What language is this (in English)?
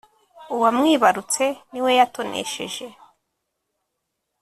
Kinyarwanda